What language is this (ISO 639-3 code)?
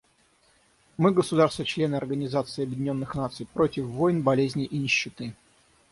rus